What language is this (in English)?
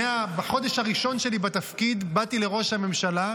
Hebrew